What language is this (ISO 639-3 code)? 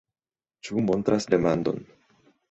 epo